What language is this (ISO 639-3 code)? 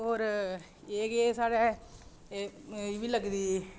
doi